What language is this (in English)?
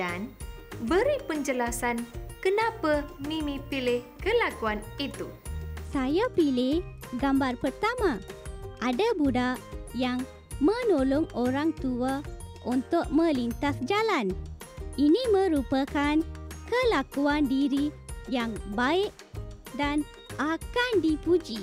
Malay